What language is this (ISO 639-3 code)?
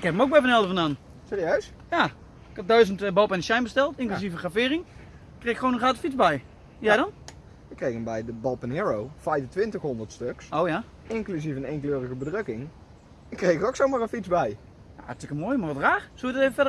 nld